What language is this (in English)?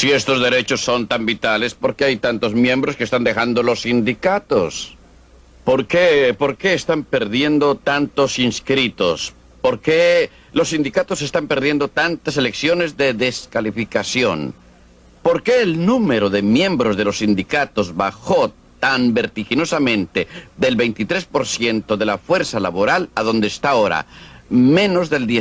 Spanish